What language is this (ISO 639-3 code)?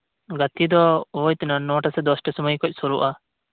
sat